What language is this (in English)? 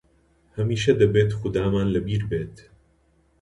Central Kurdish